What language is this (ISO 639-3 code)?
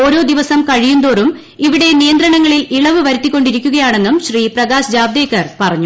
mal